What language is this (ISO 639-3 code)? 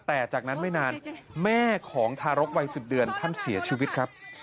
tha